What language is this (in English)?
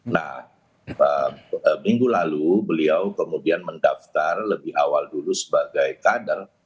Indonesian